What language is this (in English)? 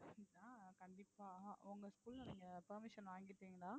Tamil